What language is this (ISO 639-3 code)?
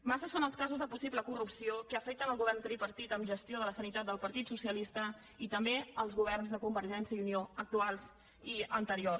cat